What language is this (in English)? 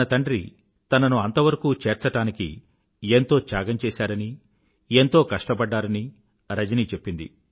Telugu